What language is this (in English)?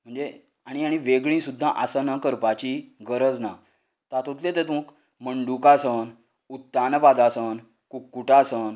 Konkani